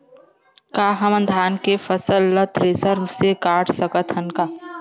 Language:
Chhattisgarhi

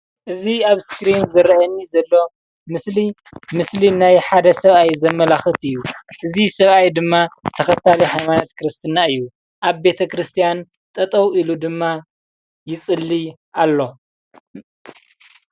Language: Tigrinya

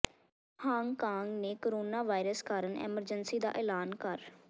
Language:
Punjabi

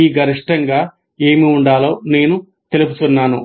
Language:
Telugu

